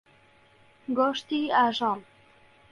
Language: Central Kurdish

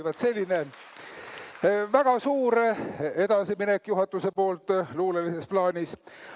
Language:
Estonian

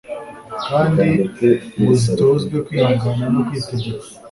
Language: Kinyarwanda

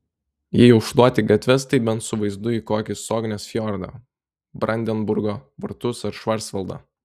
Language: Lithuanian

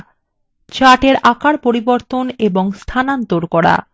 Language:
Bangla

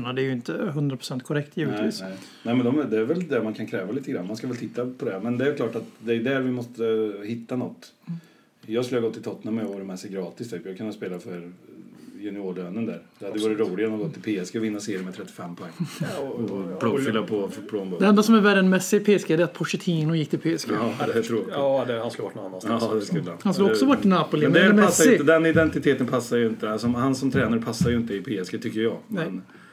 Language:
Swedish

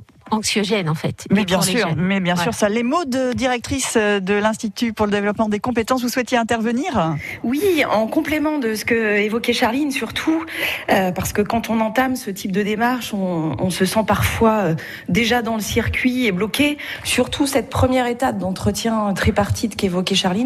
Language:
French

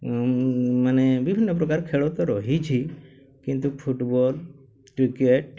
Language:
Odia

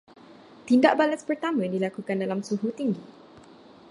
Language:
Malay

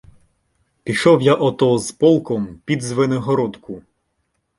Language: Ukrainian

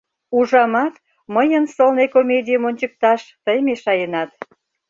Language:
Mari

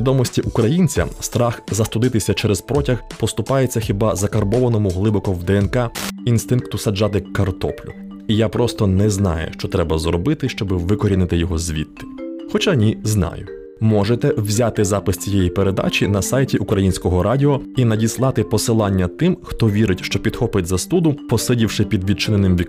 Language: Ukrainian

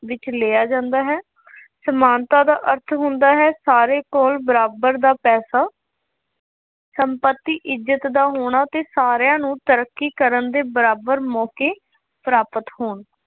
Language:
Punjabi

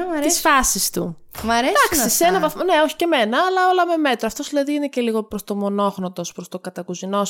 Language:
Greek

